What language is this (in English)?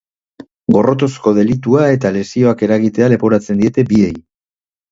Basque